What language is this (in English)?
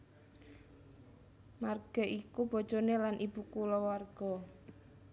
Javanese